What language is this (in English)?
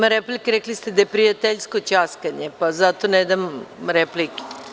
Serbian